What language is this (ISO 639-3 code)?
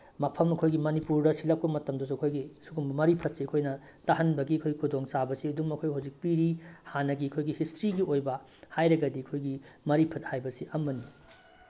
mni